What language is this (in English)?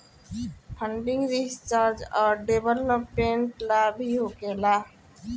Bhojpuri